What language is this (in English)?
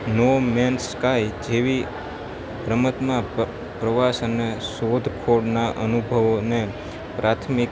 Gujarati